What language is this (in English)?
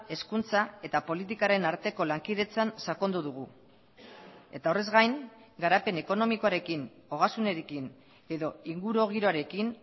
Basque